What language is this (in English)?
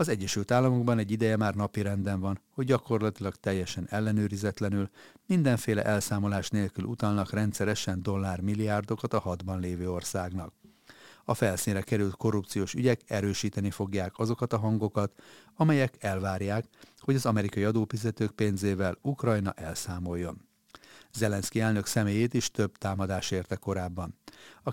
Hungarian